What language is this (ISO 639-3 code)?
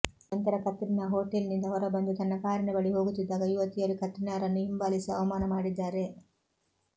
kan